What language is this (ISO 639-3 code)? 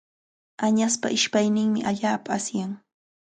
qvl